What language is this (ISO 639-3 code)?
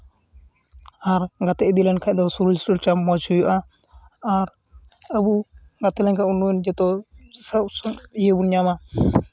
sat